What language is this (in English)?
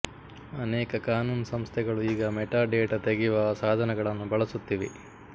Kannada